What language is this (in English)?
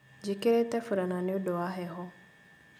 Kikuyu